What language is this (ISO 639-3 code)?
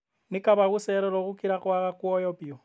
kik